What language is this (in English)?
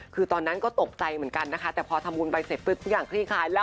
Thai